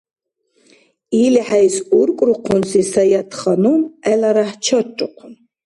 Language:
Dargwa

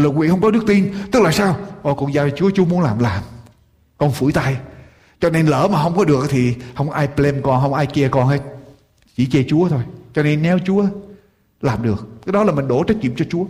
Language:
Vietnamese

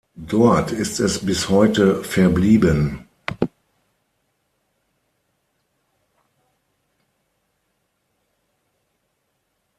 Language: German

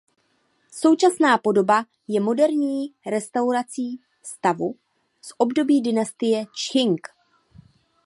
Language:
Czech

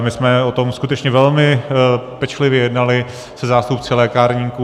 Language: Czech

